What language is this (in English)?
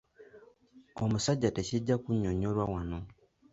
Ganda